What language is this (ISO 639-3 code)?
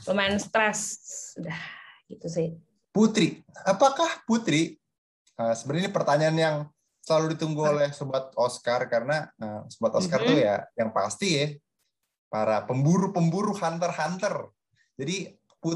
ind